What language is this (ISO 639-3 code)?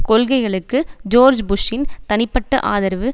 tam